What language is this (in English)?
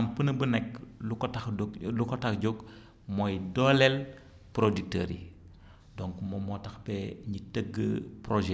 Wolof